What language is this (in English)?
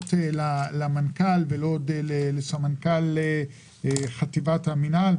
Hebrew